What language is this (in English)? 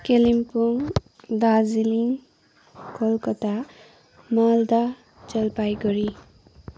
Nepali